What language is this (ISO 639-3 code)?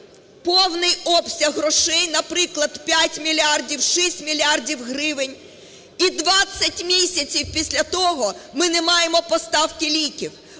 ukr